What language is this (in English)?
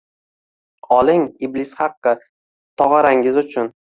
Uzbek